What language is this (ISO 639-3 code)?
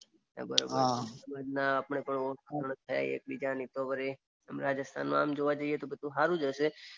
guj